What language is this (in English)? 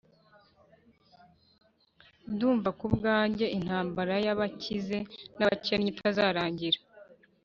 Kinyarwanda